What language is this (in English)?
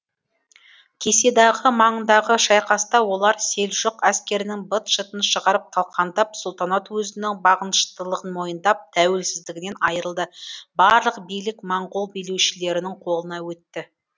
Kazakh